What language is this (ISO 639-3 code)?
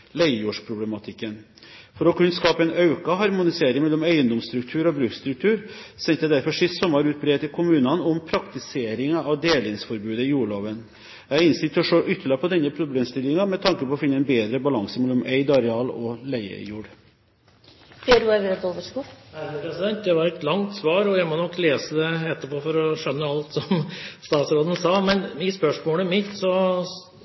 nob